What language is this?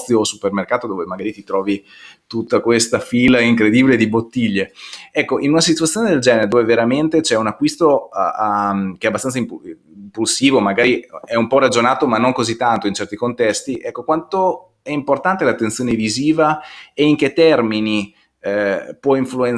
Italian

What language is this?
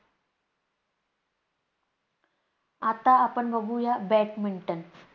Marathi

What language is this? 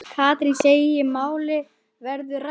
Icelandic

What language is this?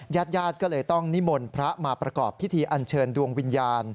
Thai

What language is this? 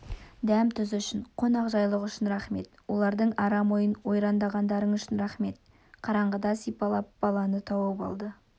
Kazakh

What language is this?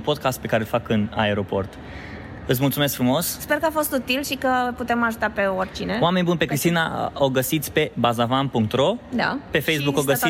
Romanian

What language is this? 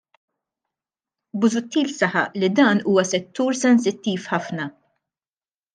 Maltese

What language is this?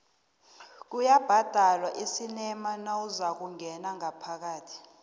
South Ndebele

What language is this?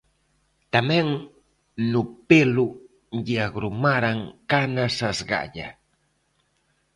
Galician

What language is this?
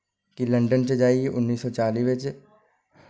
Dogri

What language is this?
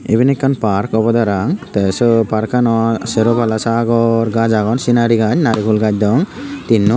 Chakma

